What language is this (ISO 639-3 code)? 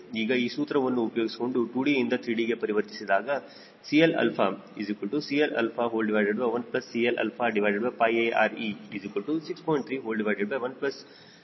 kan